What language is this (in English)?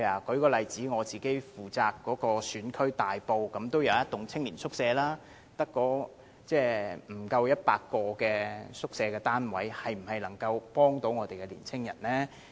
Cantonese